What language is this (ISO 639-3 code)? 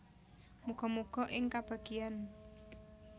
jav